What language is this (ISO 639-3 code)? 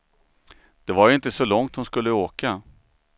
swe